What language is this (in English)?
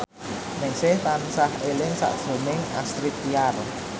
Javanese